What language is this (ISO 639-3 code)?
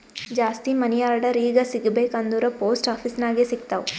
kan